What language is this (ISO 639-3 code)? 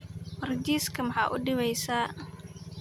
som